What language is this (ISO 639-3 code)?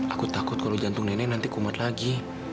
ind